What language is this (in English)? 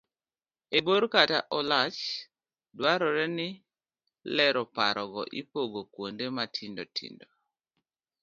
Luo (Kenya and Tanzania)